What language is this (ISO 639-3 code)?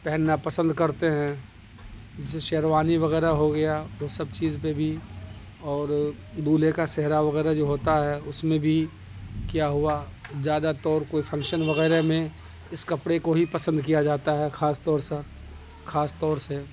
urd